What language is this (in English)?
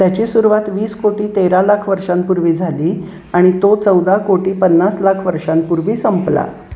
Marathi